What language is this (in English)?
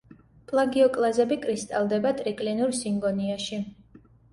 Georgian